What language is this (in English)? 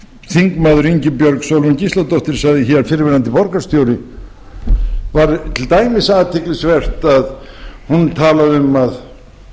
Icelandic